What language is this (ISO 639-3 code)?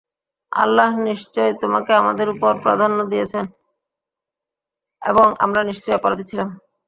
ben